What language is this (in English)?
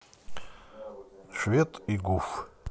Russian